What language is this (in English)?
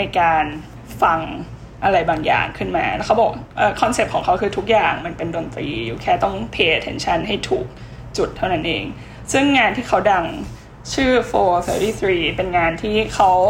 Thai